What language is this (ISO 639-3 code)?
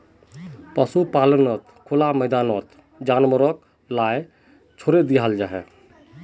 mag